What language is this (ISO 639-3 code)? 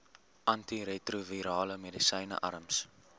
afr